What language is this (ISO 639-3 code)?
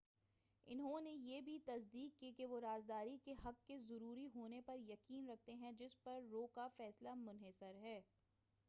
urd